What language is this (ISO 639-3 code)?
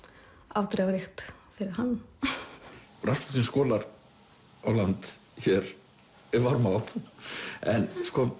isl